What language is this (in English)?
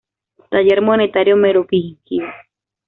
Spanish